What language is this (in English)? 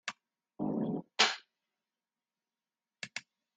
Western Frisian